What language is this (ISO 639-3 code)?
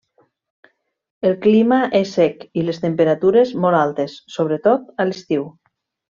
cat